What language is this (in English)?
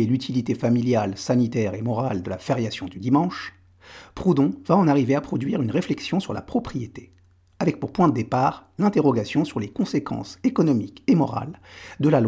French